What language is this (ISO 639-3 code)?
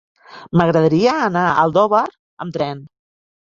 cat